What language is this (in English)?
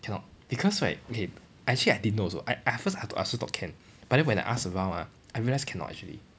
English